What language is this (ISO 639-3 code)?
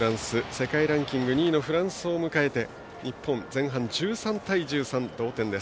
jpn